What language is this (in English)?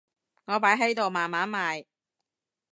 Cantonese